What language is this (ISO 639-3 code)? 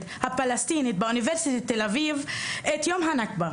heb